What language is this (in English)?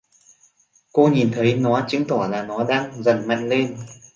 Vietnamese